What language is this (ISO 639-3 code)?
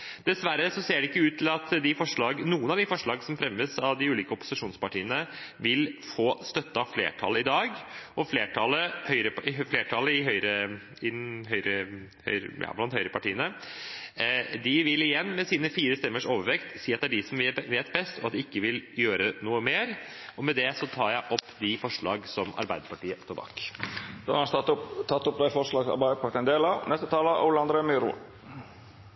nor